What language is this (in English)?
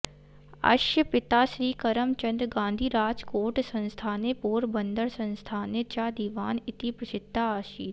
Sanskrit